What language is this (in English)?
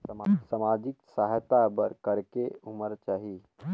Chhattisgarhi